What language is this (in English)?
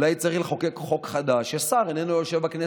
Hebrew